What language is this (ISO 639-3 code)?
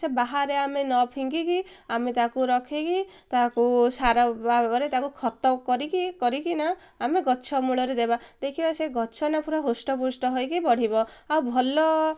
ori